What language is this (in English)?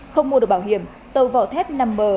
Vietnamese